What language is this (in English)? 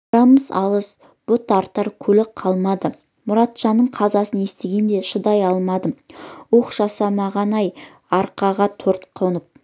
Kazakh